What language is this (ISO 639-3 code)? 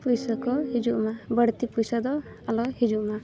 sat